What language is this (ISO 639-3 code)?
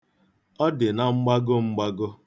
ibo